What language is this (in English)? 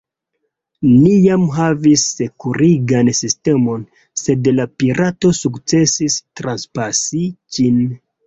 Esperanto